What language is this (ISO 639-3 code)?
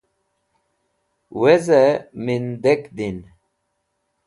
wbl